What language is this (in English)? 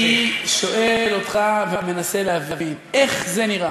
Hebrew